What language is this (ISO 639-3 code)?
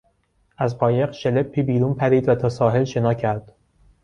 fas